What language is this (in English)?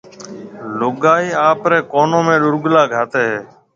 Marwari (Pakistan)